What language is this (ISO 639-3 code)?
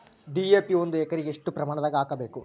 kan